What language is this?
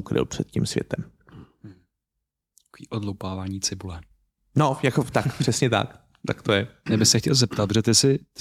Czech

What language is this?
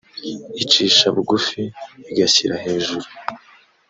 Kinyarwanda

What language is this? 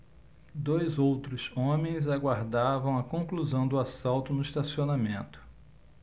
Portuguese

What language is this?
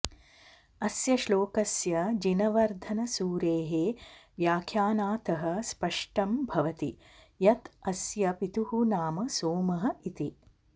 Sanskrit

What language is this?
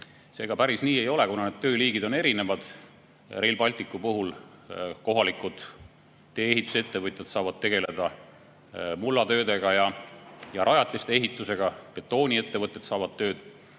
Estonian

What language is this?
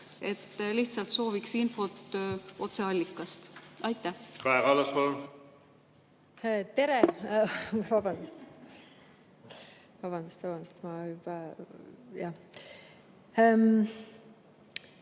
Estonian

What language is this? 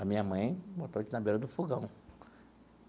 Portuguese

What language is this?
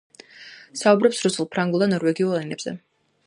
Georgian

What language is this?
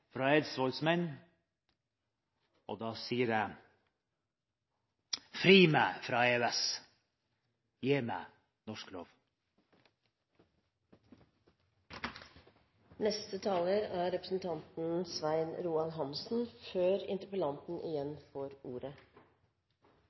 Norwegian Bokmål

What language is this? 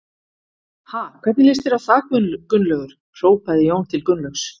Icelandic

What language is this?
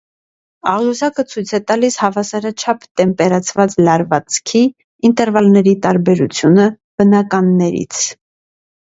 Armenian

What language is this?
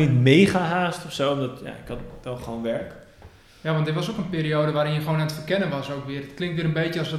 Dutch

